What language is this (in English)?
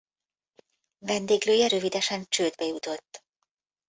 Hungarian